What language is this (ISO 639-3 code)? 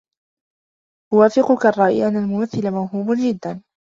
ara